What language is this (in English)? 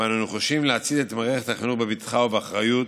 Hebrew